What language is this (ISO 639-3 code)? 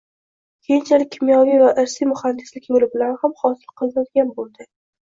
uzb